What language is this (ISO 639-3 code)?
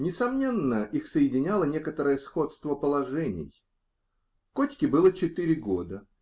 rus